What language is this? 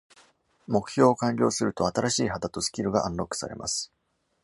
Japanese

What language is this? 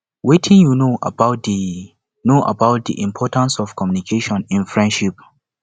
Nigerian Pidgin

